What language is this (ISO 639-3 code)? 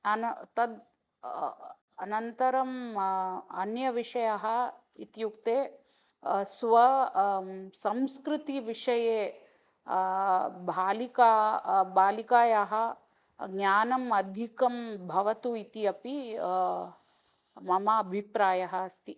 san